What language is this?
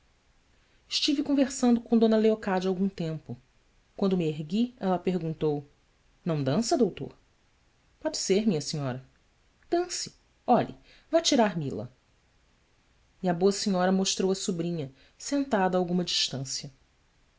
Portuguese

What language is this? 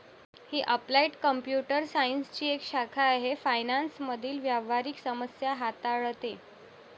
Marathi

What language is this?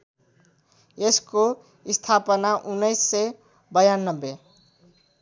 Nepali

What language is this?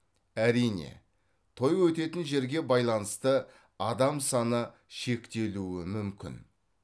Kazakh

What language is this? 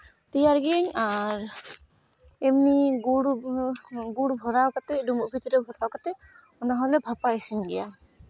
Santali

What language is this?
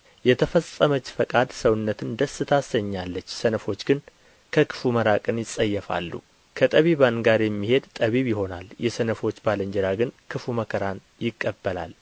Amharic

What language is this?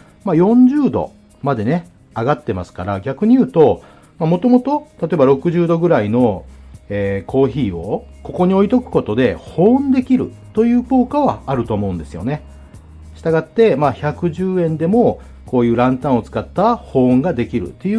Japanese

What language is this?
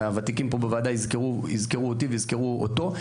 Hebrew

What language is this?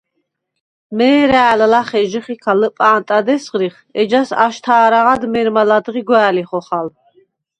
Svan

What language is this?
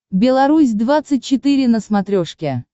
Russian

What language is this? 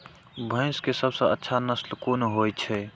Maithili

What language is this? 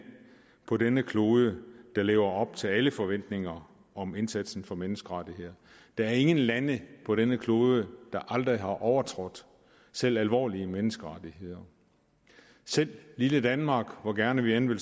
Danish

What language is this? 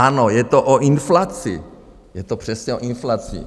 Czech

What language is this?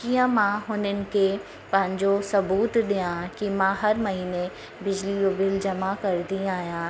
Sindhi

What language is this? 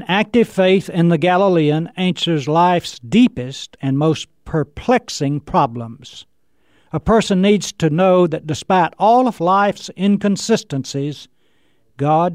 English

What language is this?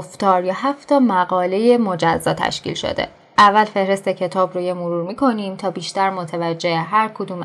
Persian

